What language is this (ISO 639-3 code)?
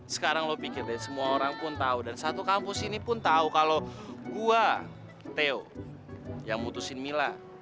ind